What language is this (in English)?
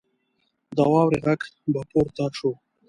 Pashto